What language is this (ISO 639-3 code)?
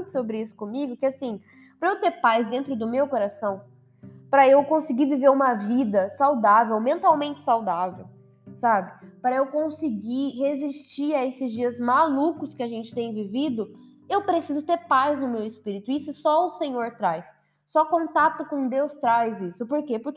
por